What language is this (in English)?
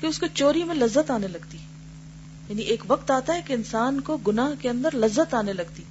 Urdu